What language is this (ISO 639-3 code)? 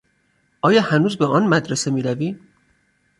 fas